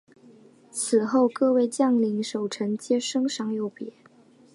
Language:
Chinese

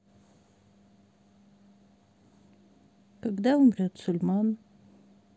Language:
Russian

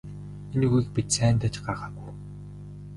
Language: Mongolian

